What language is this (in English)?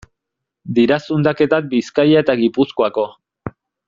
Basque